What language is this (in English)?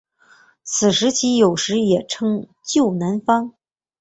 Chinese